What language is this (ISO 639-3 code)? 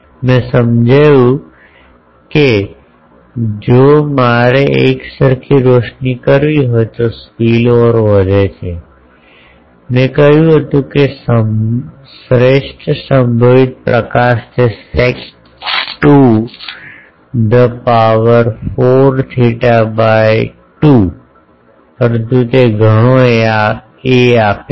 guj